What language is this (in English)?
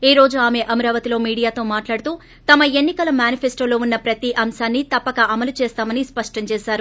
Telugu